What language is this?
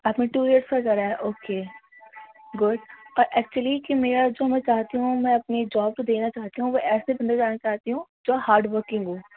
Urdu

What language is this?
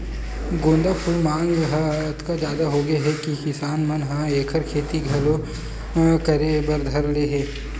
Chhattisgarhi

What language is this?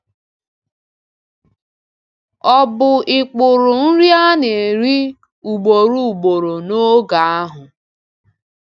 Igbo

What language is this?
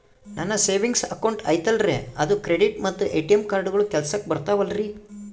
Kannada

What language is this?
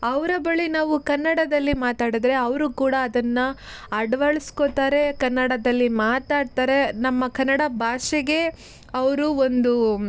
Kannada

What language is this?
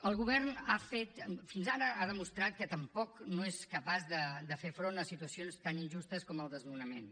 Catalan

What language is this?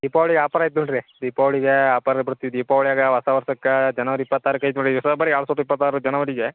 Kannada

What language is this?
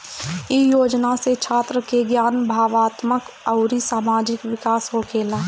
Bhojpuri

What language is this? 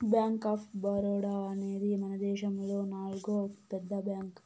Telugu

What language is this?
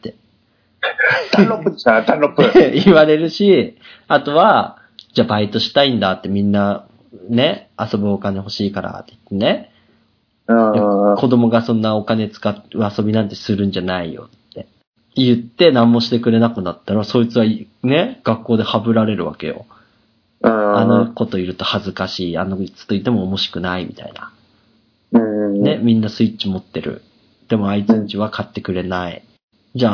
Japanese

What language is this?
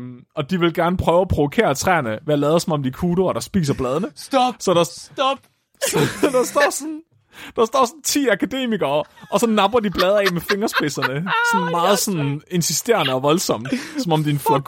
Danish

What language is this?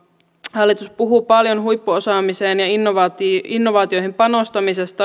Finnish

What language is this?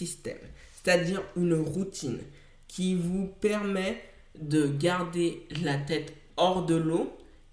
French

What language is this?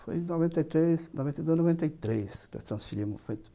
Portuguese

